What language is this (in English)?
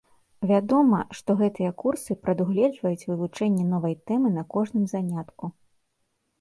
Belarusian